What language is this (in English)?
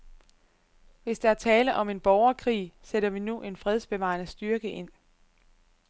Danish